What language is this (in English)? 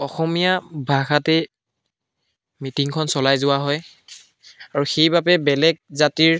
Assamese